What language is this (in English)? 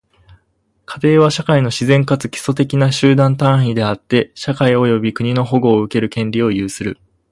Japanese